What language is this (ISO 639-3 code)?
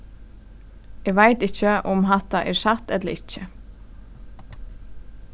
fao